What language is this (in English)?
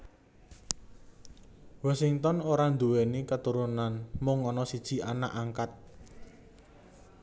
Javanese